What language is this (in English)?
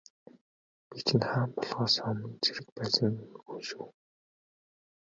Mongolian